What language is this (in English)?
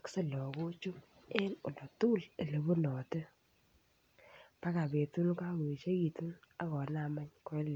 Kalenjin